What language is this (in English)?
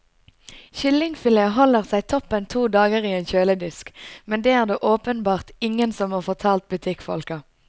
Norwegian